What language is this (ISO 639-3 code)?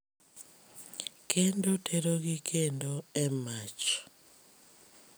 luo